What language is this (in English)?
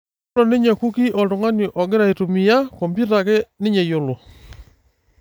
Masai